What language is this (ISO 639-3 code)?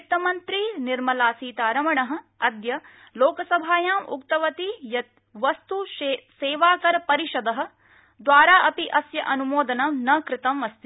san